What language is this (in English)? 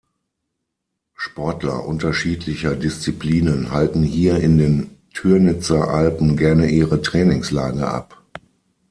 German